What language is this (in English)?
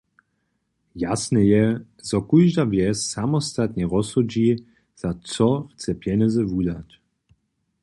Upper Sorbian